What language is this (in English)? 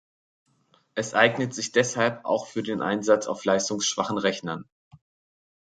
German